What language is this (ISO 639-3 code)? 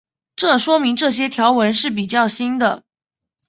zho